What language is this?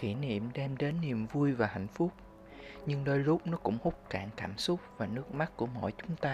Vietnamese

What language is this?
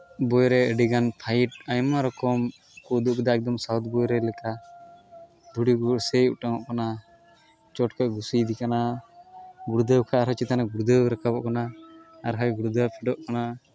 Santali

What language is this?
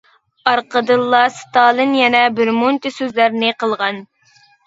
Uyghur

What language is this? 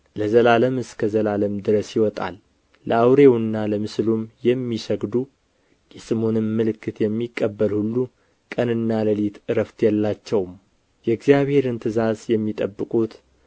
Amharic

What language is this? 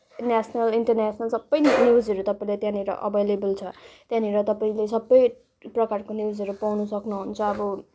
Nepali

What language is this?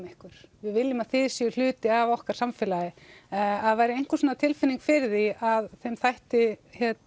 Icelandic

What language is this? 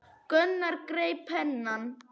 Icelandic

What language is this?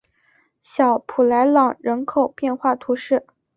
Chinese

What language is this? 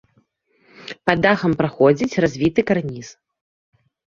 Belarusian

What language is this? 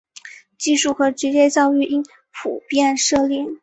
Chinese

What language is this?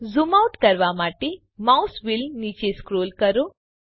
Gujarati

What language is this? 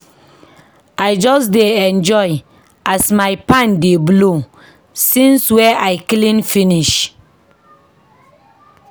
Nigerian Pidgin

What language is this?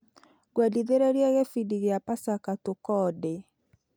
Kikuyu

